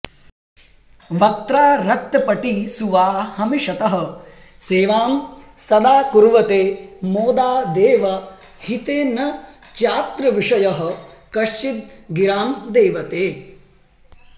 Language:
Sanskrit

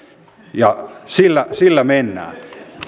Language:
Finnish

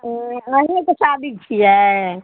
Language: Maithili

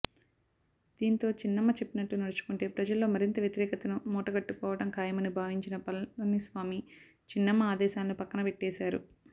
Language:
Telugu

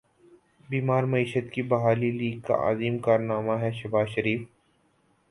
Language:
Urdu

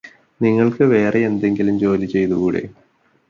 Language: Malayalam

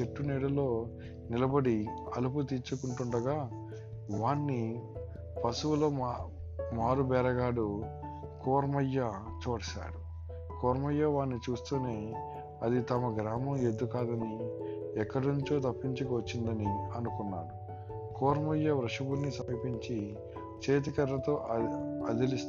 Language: Telugu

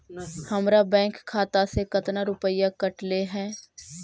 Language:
Magahi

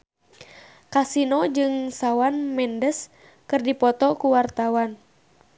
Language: Sundanese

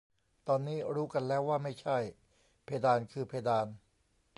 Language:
Thai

